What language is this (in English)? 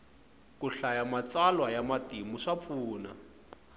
Tsonga